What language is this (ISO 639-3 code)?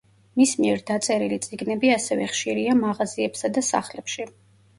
kat